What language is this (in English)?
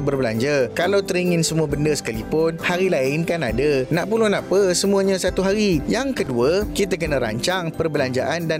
Malay